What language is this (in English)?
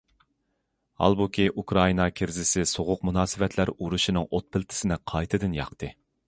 Uyghur